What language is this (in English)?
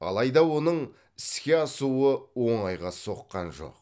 Kazakh